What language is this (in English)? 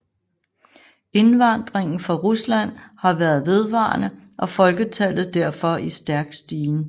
Danish